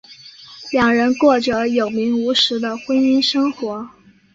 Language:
Chinese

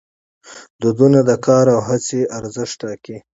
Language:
Pashto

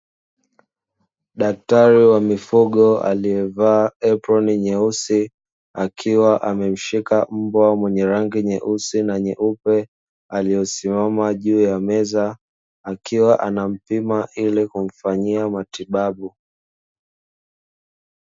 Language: Swahili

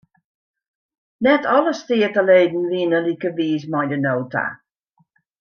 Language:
Western Frisian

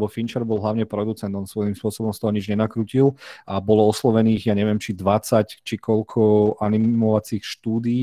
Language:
Slovak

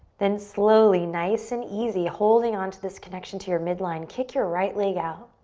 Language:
English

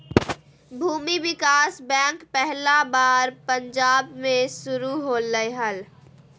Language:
Magahi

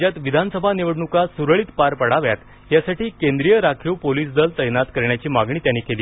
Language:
Marathi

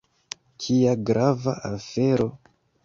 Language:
Esperanto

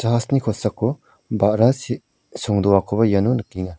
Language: Garo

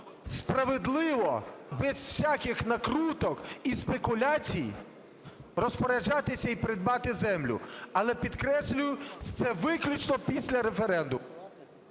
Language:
Ukrainian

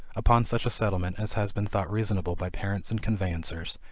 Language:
English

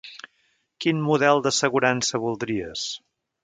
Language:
Catalan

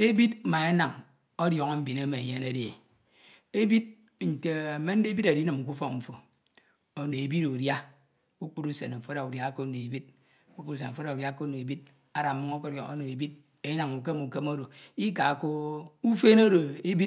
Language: Ito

